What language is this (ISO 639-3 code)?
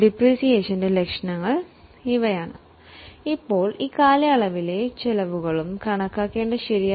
mal